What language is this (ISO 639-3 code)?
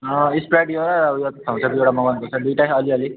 nep